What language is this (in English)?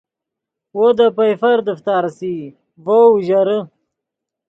Yidgha